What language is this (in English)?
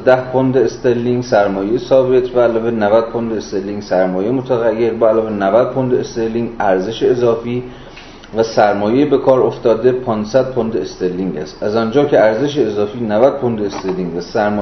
Persian